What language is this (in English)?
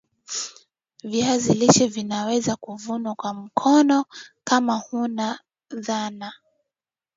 Swahili